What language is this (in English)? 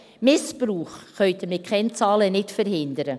Swiss German